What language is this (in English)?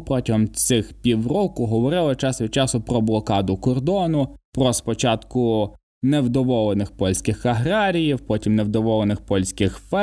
Ukrainian